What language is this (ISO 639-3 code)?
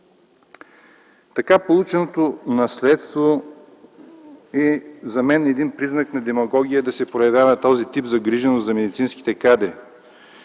bul